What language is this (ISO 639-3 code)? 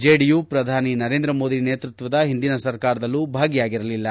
kan